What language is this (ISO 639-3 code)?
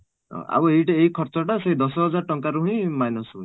ori